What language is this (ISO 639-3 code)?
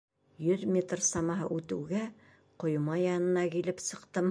bak